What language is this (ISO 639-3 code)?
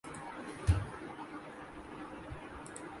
urd